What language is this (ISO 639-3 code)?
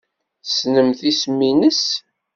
kab